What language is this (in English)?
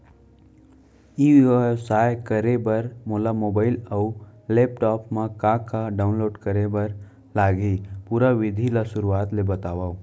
Chhattisgarhi